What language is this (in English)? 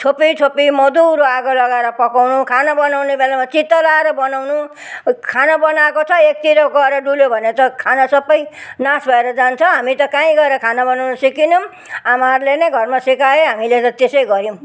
Nepali